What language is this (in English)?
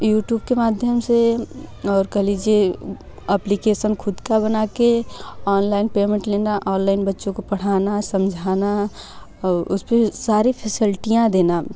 Hindi